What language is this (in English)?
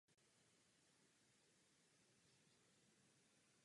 Czech